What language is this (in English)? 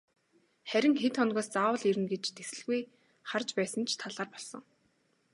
Mongolian